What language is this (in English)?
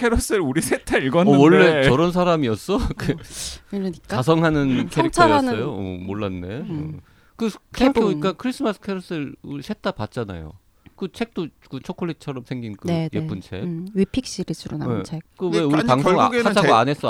Korean